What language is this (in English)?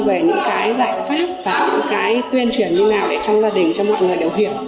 Vietnamese